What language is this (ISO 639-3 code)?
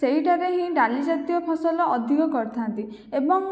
ori